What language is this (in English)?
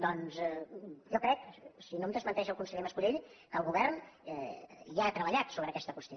Catalan